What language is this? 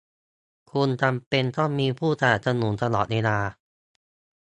Thai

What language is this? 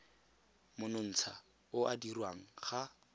Tswana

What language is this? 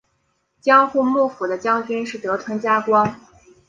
Chinese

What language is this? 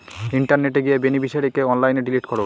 Bangla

